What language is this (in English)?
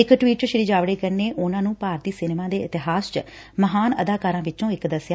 Punjabi